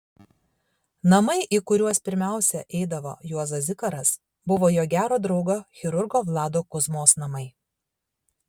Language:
Lithuanian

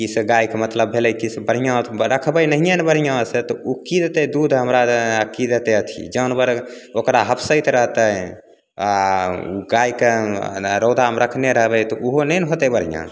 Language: Maithili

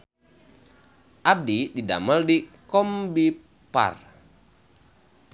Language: Sundanese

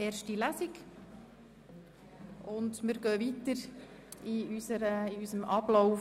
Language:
Swiss German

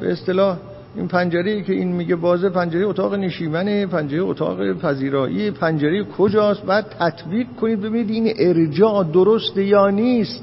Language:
Persian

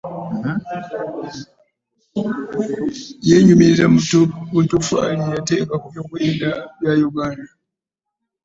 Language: Ganda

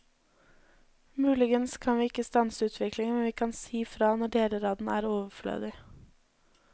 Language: Norwegian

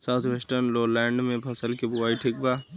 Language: Bhojpuri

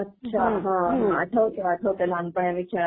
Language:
Marathi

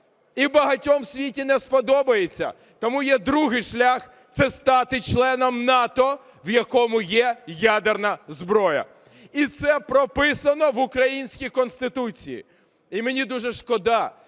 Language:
Ukrainian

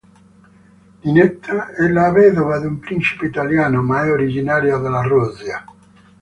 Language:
Italian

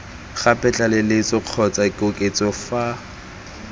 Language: Tswana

